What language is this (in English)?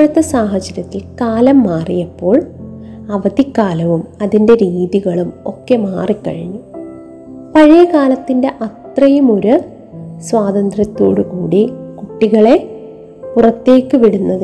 Malayalam